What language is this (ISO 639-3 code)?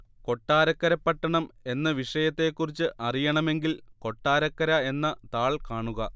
mal